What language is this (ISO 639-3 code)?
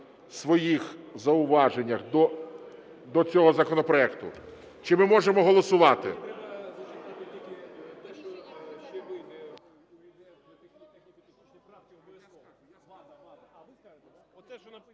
ukr